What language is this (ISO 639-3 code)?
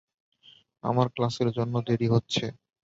ben